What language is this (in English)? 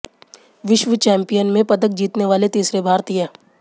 Hindi